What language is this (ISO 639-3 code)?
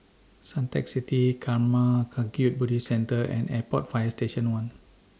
eng